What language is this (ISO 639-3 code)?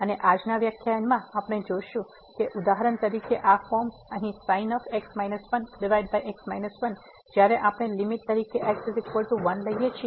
guj